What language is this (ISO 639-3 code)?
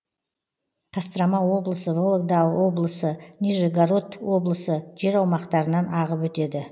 kaz